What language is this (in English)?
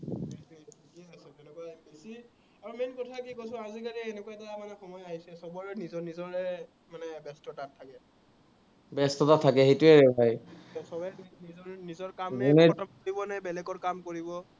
Assamese